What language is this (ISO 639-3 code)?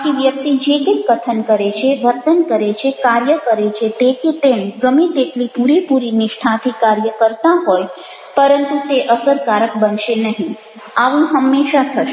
guj